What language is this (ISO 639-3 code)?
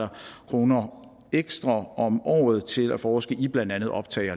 dan